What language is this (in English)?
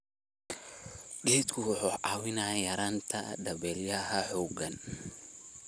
Somali